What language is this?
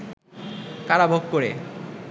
Bangla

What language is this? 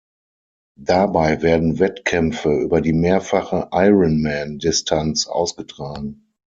German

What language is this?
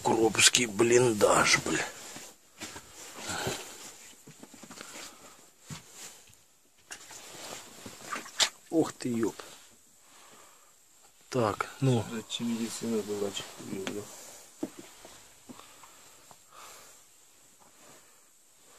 Russian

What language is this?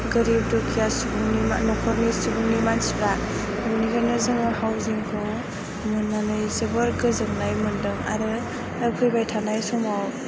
Bodo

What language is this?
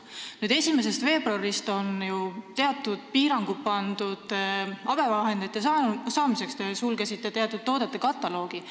Estonian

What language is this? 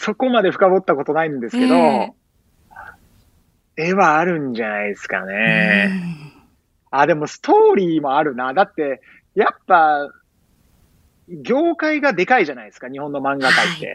Japanese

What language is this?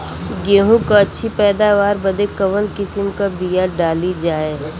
Bhojpuri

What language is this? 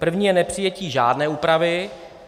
Czech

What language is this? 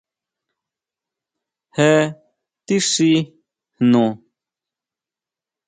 Huautla Mazatec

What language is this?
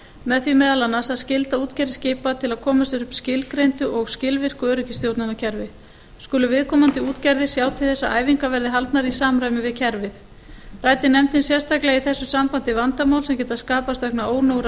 Icelandic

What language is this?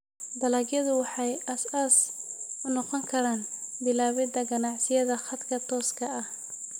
Somali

